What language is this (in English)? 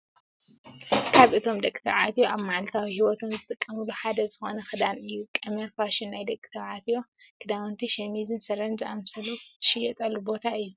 Tigrinya